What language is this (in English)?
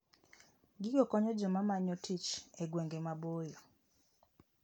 Luo (Kenya and Tanzania)